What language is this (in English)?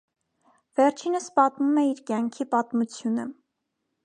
Armenian